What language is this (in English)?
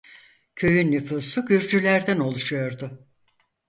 Turkish